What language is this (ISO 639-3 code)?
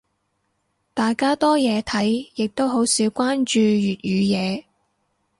yue